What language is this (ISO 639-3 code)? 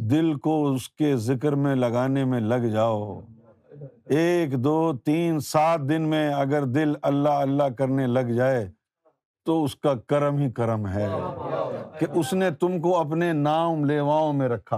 urd